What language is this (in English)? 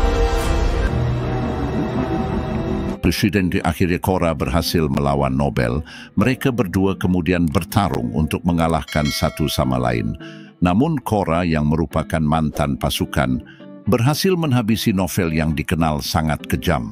Indonesian